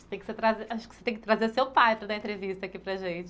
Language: Portuguese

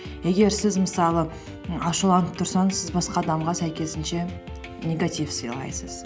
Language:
Kazakh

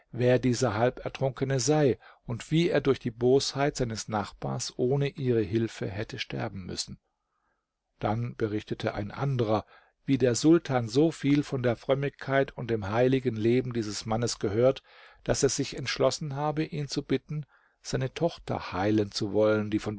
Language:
German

